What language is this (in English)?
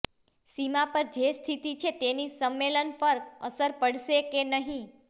Gujarati